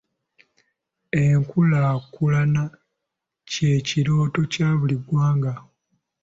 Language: Ganda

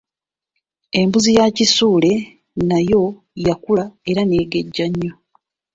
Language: Ganda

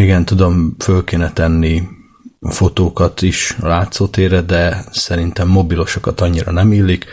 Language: Hungarian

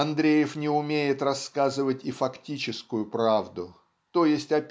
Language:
Russian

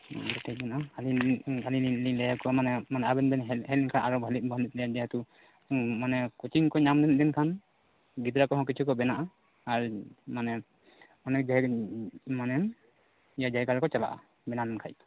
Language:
Santali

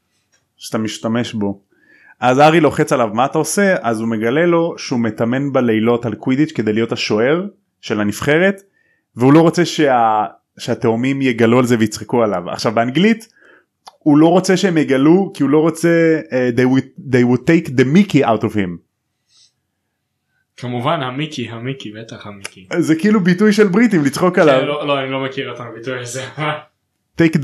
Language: Hebrew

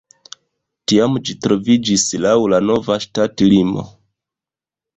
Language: Esperanto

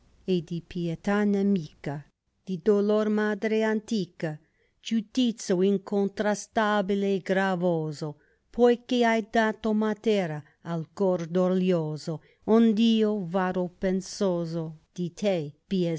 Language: Italian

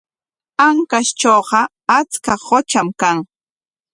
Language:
Corongo Ancash Quechua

